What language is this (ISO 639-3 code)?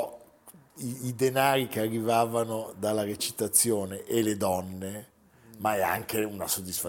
ita